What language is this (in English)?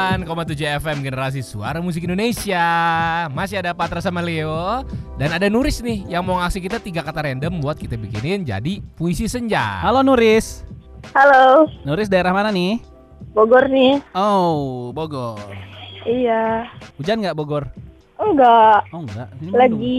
Indonesian